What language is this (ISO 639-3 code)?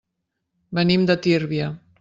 cat